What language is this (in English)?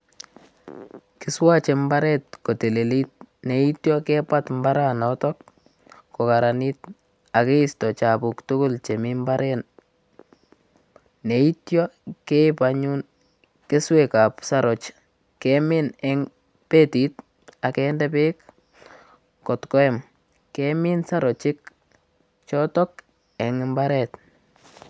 Kalenjin